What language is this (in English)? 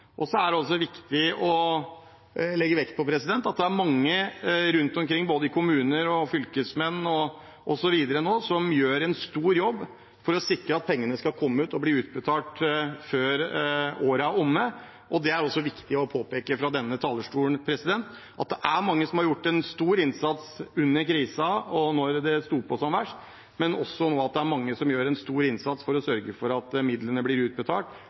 Norwegian Bokmål